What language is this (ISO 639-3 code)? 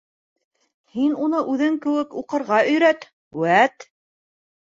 bak